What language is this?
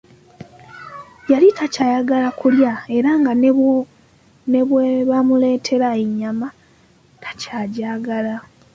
Ganda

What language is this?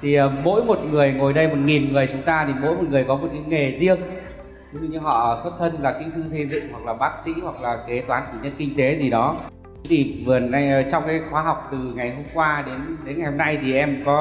Vietnamese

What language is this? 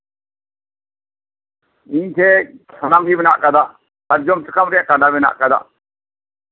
Santali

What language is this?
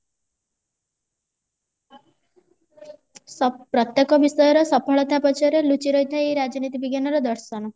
Odia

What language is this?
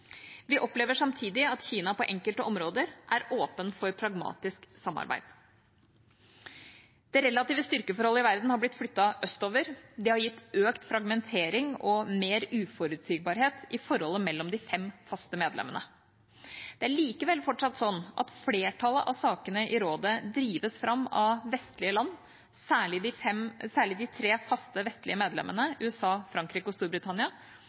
Norwegian Bokmål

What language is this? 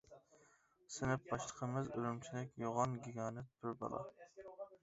Uyghur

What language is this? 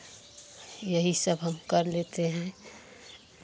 Hindi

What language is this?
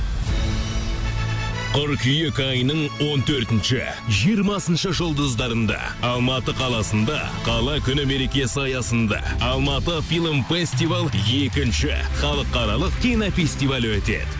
Kazakh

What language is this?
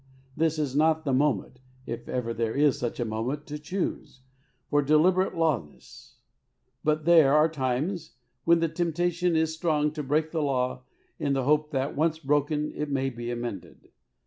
English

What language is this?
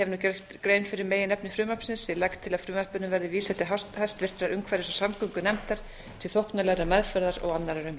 Icelandic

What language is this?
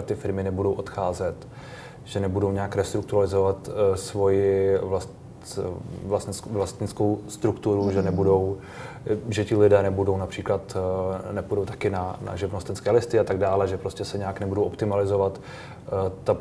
Czech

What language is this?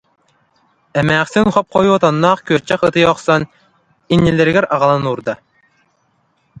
Yakut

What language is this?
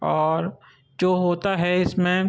Urdu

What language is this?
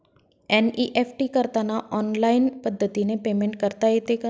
Marathi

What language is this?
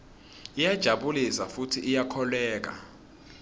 Swati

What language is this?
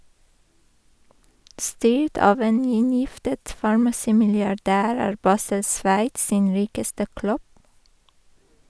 Norwegian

